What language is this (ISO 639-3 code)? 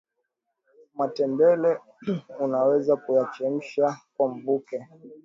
swa